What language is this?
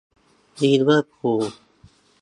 Thai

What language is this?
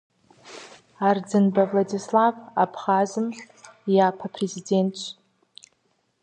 Kabardian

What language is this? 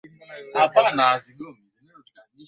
Swahili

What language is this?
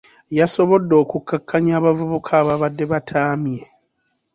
Ganda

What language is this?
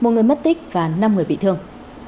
Vietnamese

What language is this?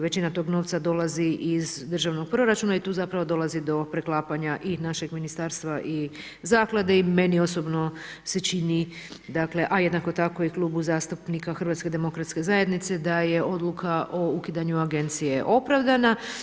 Croatian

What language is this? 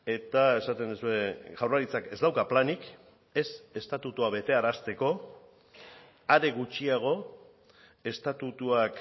Basque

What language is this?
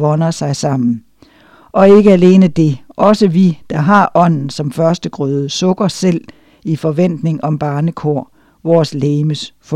Danish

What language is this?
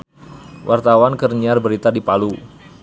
Sundanese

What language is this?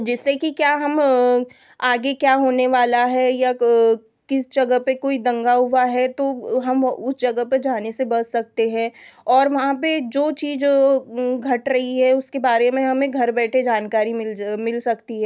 Hindi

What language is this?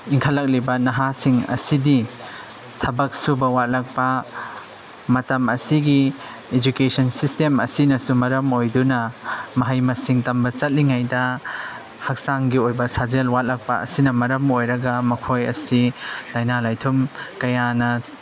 Manipuri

